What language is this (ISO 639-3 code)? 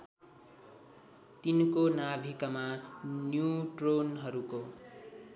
nep